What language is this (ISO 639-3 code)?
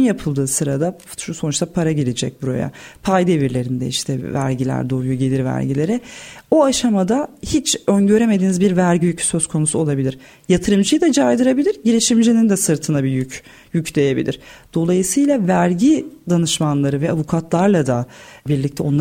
tur